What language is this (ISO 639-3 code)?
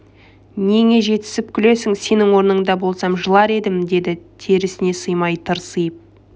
kaz